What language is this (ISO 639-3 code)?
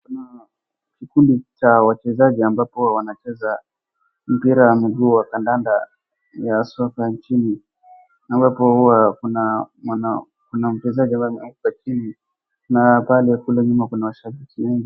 swa